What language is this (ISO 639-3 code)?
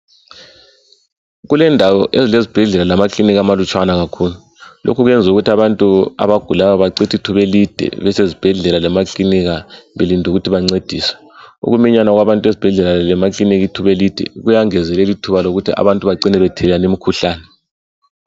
nde